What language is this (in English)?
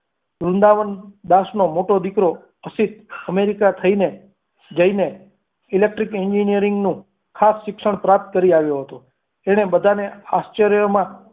Gujarati